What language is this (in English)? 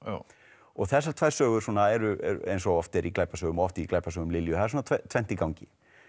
Icelandic